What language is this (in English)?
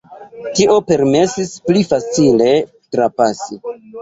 Esperanto